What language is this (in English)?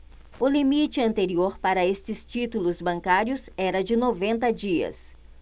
Portuguese